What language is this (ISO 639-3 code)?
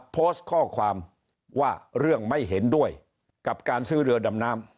tha